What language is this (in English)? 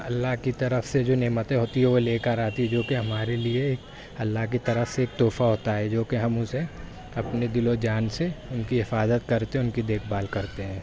Urdu